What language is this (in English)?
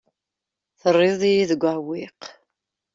Kabyle